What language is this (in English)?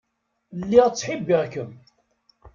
Kabyle